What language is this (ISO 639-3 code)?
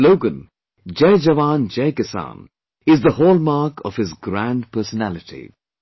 eng